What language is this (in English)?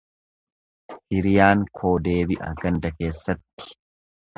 Oromo